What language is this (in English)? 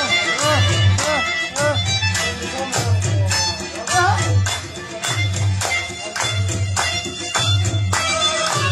Arabic